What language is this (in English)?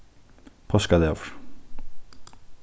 Faroese